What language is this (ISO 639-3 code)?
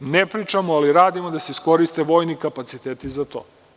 srp